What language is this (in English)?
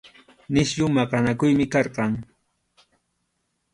Arequipa-La Unión Quechua